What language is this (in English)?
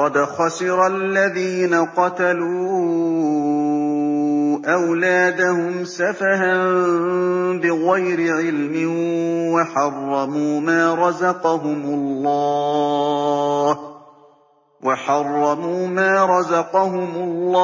Arabic